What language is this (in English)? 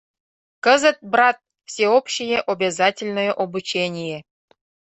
Mari